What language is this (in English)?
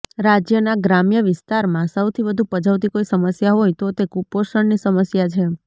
Gujarati